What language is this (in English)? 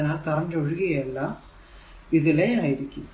Malayalam